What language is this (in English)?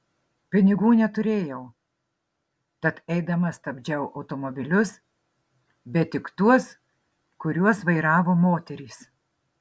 Lithuanian